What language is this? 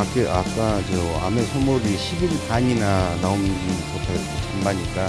Korean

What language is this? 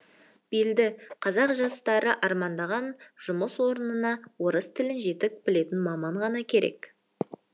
Kazakh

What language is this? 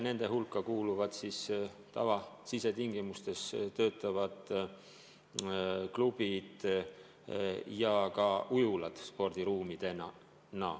Estonian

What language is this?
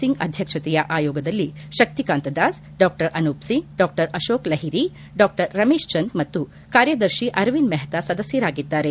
Kannada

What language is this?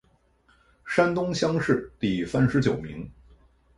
Chinese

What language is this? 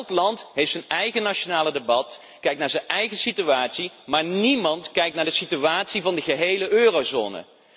Dutch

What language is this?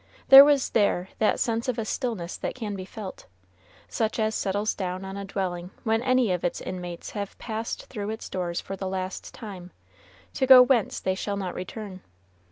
English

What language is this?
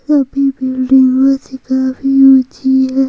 Hindi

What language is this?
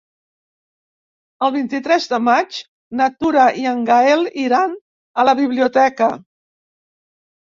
Catalan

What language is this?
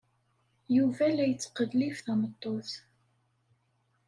Kabyle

